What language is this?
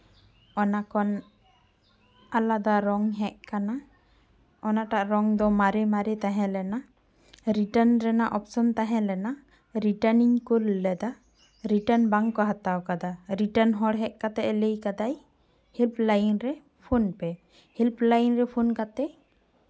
Santali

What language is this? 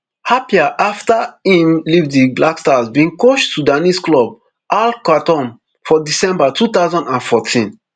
Nigerian Pidgin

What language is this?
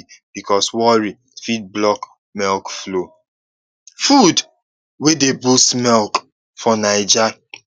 Nigerian Pidgin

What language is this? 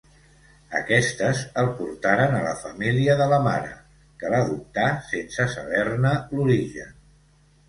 Catalan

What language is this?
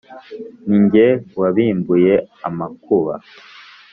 Kinyarwanda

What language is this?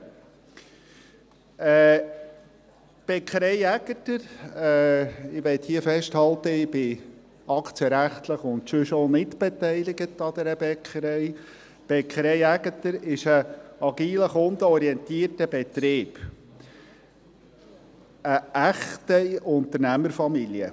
Swiss German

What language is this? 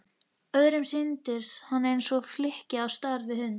Icelandic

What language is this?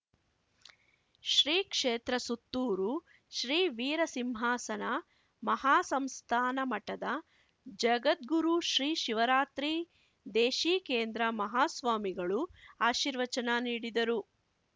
Kannada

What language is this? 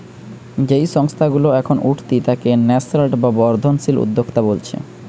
Bangla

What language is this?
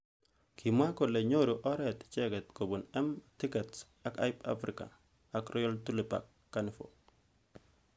Kalenjin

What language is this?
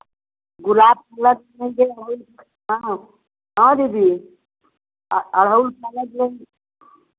Hindi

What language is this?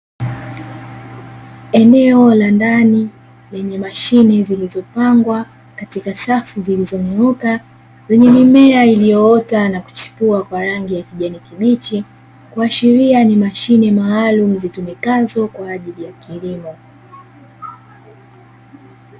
Swahili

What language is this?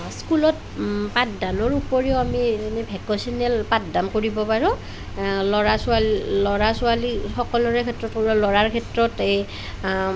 Assamese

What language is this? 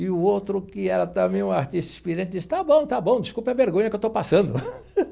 Portuguese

